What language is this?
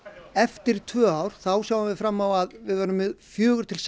Icelandic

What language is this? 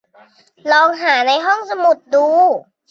Thai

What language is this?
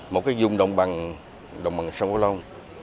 Vietnamese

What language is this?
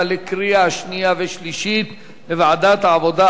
Hebrew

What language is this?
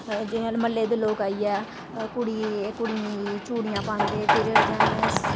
Dogri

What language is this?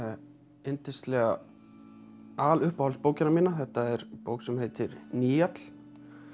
Icelandic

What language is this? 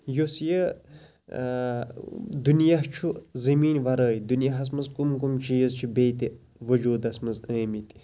Kashmiri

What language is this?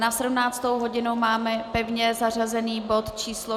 Czech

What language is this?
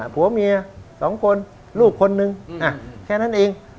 Thai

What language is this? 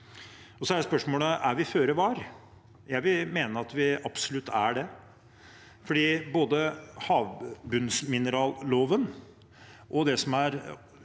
Norwegian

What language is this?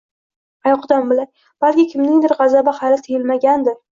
Uzbek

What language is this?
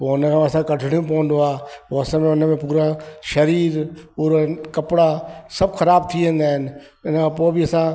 Sindhi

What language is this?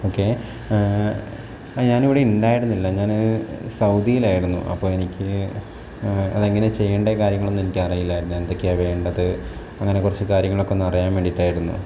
Malayalam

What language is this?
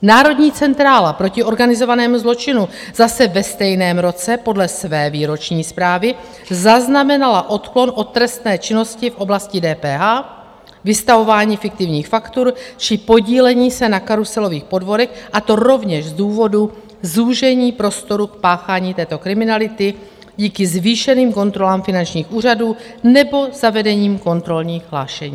Czech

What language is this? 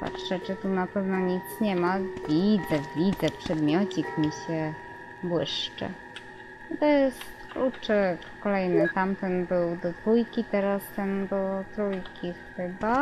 Polish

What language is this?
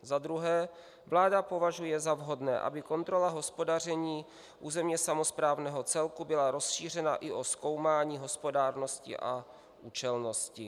Czech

